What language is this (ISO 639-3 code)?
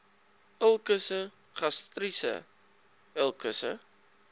afr